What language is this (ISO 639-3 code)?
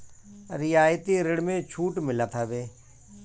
bho